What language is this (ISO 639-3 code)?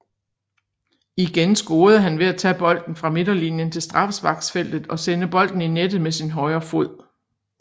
dan